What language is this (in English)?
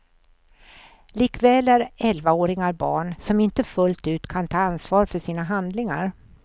Swedish